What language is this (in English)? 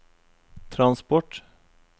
Norwegian